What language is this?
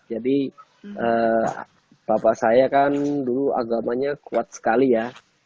Indonesian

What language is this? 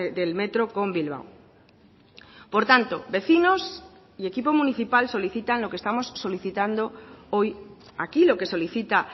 Spanish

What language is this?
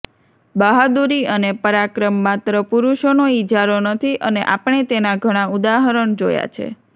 Gujarati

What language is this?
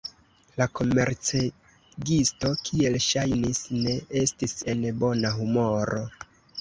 Esperanto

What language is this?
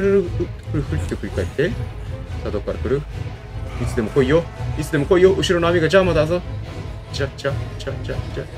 Japanese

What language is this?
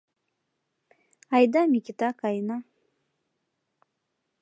Mari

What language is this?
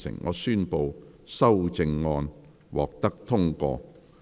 Cantonese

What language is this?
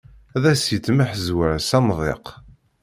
Kabyle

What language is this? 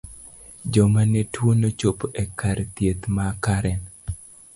Luo (Kenya and Tanzania)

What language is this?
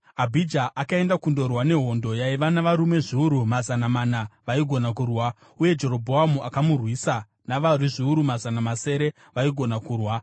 Shona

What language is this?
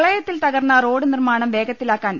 Malayalam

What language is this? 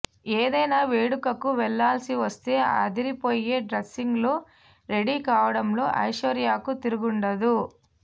Telugu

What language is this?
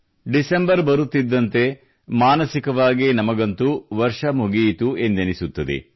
Kannada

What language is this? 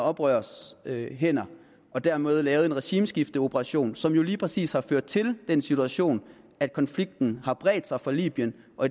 Danish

